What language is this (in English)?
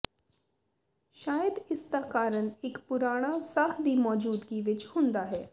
Punjabi